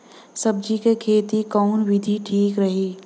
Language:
Bhojpuri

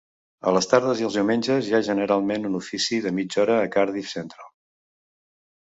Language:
Catalan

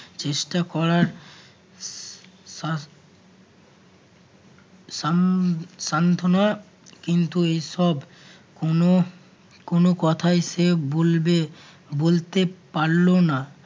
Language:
Bangla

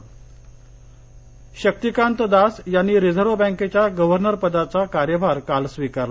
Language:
Marathi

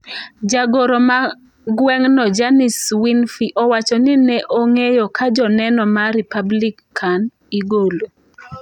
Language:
Luo (Kenya and Tanzania)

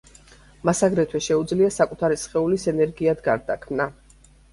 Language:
Georgian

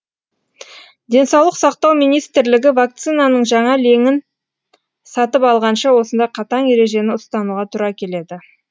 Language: Kazakh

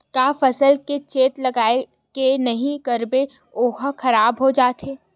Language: Chhattisgarhi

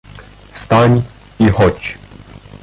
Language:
Polish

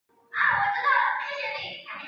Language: Chinese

